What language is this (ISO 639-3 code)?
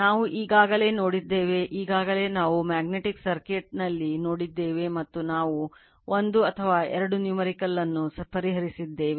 kan